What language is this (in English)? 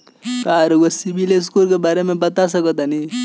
Bhojpuri